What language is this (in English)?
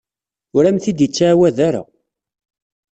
Kabyle